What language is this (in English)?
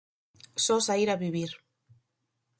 Galician